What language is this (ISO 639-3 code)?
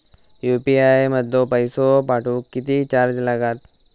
mar